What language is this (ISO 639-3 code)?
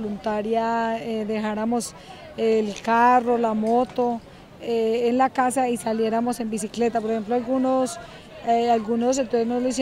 spa